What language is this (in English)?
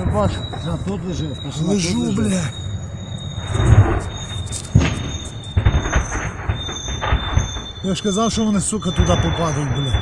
Russian